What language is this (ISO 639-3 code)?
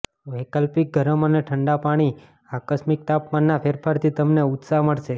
guj